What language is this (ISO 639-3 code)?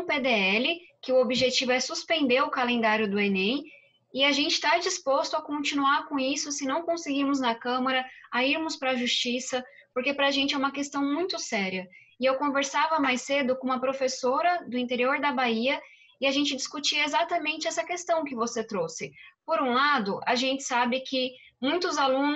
por